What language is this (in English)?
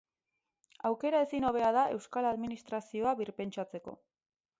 Basque